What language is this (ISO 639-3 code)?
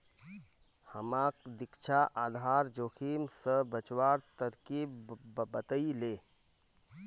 mag